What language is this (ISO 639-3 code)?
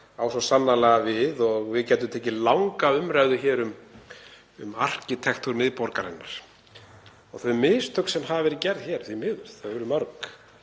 isl